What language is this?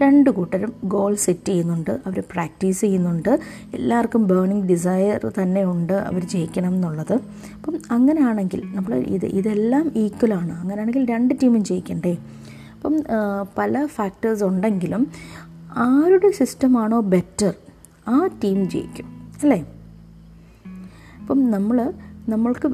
Malayalam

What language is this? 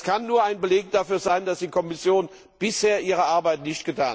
German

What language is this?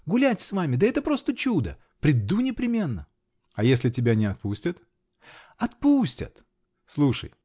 Russian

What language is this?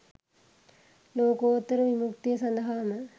Sinhala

